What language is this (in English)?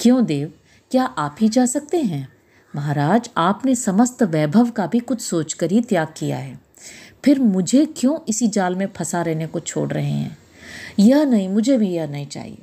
Hindi